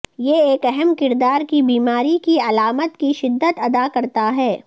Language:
Urdu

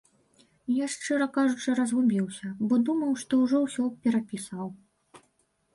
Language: Belarusian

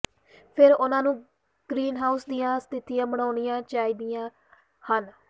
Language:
Punjabi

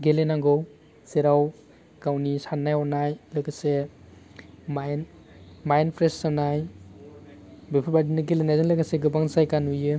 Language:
Bodo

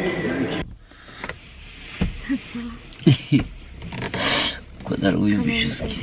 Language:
Turkish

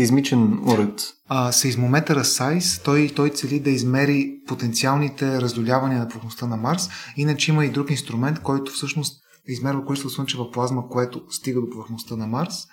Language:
Bulgarian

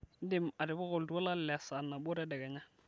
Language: Masai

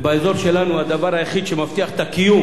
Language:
Hebrew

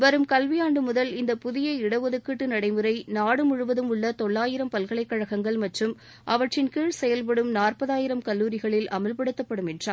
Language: Tamil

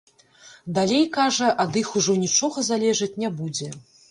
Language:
Belarusian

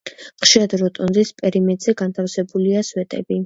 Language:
Georgian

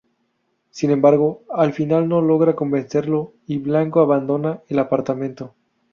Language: Spanish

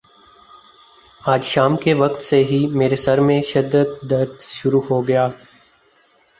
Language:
Urdu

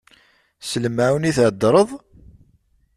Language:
Kabyle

